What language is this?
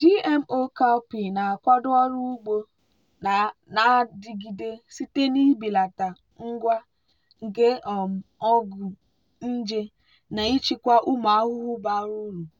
Igbo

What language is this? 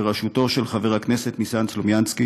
Hebrew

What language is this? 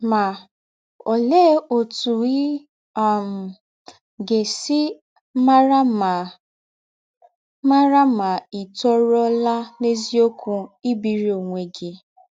Igbo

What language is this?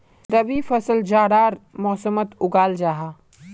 Magahi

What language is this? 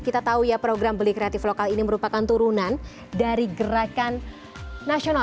Indonesian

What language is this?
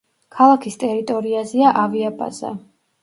Georgian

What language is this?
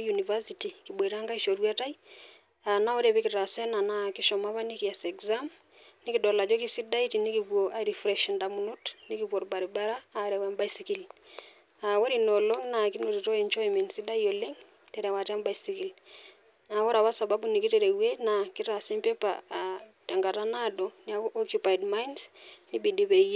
Masai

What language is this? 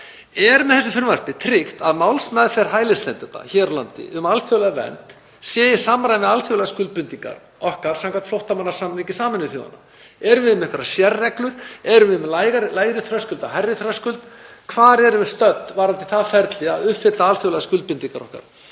Icelandic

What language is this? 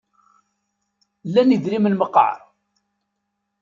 Kabyle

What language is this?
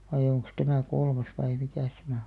Finnish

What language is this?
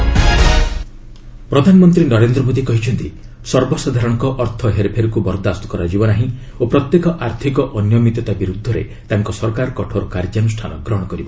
Odia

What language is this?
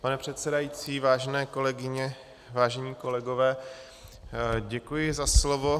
Czech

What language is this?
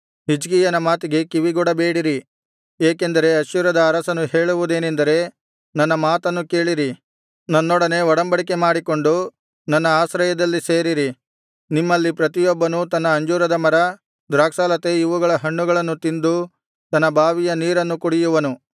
Kannada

